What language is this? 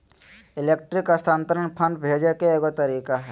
Magahi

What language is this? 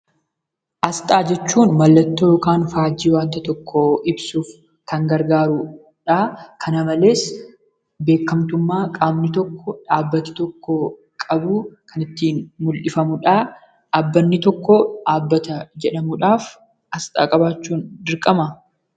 Oromo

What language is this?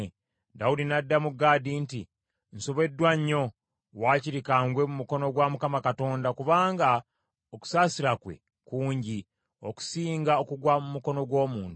Ganda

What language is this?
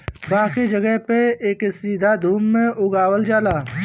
Bhojpuri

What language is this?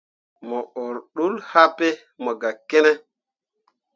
Mundang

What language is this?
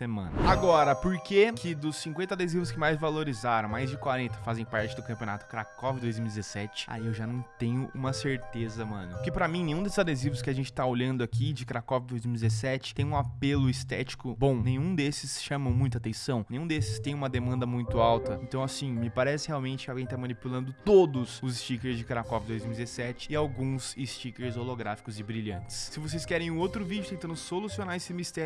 Portuguese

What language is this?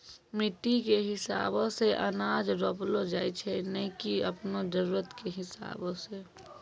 Maithili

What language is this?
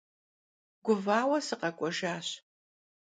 Kabardian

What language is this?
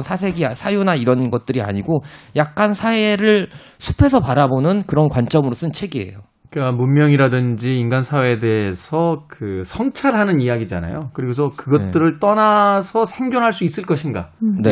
Korean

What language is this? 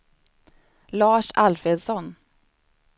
Swedish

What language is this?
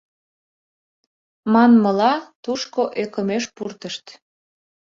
Mari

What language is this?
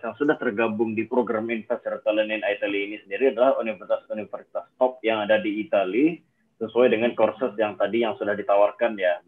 Indonesian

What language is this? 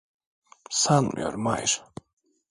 Turkish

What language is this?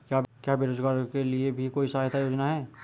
Hindi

